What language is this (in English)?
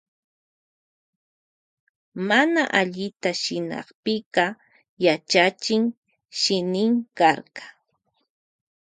Loja Highland Quichua